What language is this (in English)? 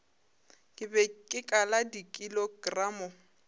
Northern Sotho